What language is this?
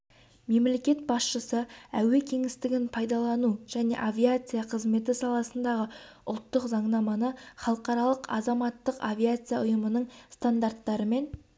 Kazakh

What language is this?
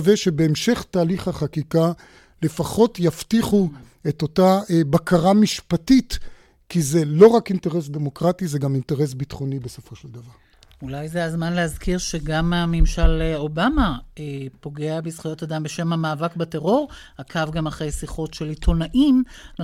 Hebrew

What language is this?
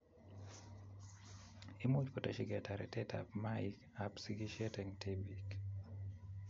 Kalenjin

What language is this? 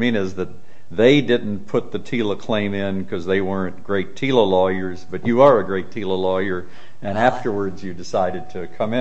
English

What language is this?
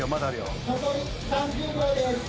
Japanese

